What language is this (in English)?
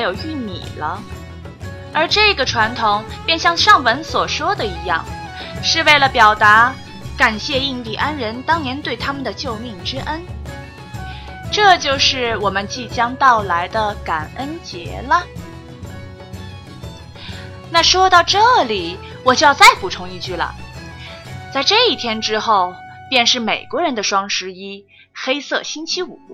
Chinese